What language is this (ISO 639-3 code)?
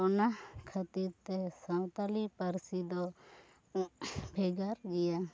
sat